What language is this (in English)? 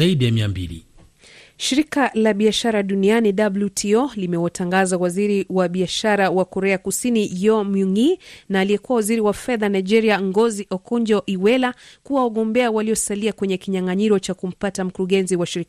Swahili